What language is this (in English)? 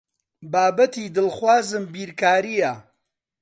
Central Kurdish